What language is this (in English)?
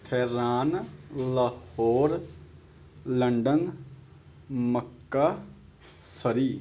Punjabi